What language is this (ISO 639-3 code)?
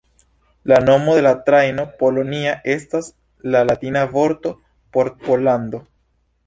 epo